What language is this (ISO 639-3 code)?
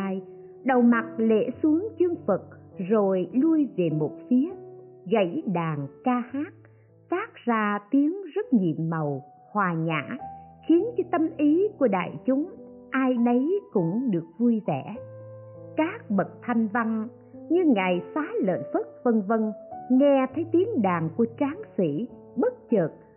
vie